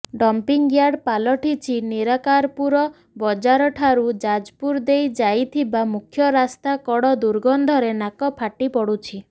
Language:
Odia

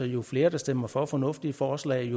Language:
Danish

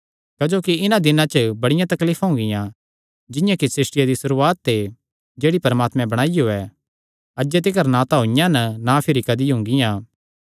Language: Kangri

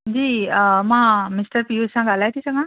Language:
Sindhi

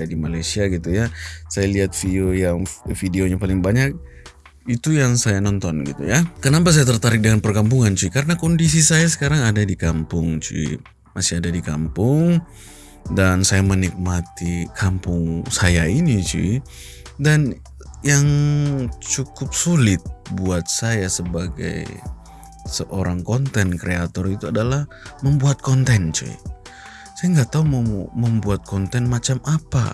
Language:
Indonesian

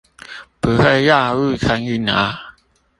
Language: Chinese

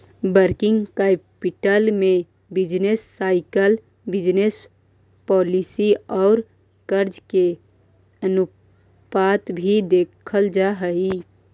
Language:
Magahi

